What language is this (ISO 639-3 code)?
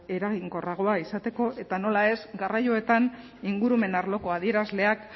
eus